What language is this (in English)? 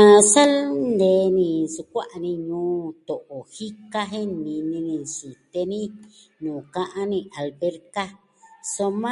Southwestern Tlaxiaco Mixtec